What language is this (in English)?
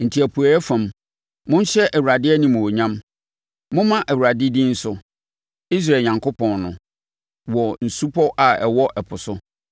Akan